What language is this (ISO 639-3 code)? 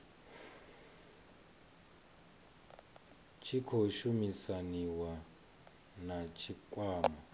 ven